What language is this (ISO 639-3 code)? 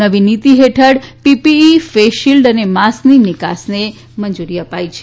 guj